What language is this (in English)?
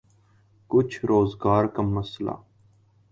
Urdu